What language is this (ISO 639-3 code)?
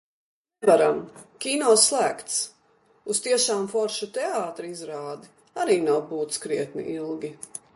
lav